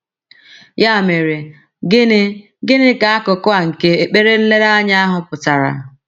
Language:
Igbo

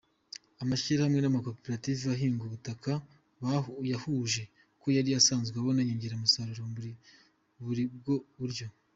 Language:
Kinyarwanda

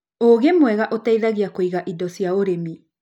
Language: Kikuyu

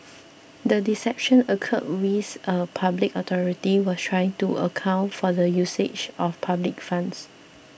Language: English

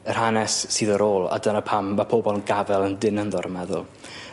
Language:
Welsh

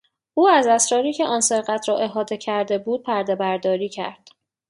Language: Persian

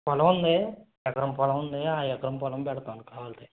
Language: Telugu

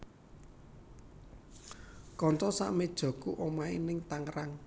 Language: Javanese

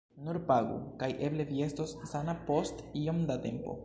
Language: Esperanto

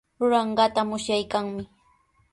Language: Sihuas Ancash Quechua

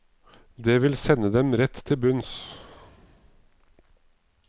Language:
Norwegian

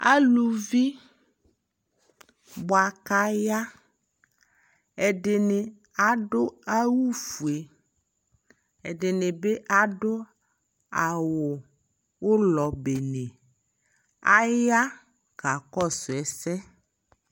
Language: Ikposo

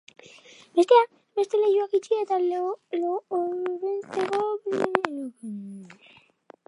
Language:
Basque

